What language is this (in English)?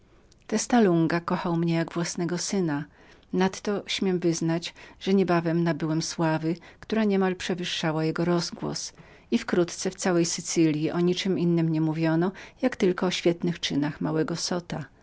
Polish